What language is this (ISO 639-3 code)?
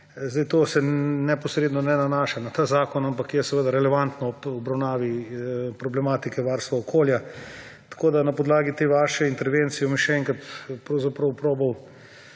slv